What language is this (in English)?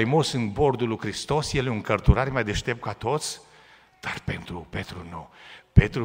Romanian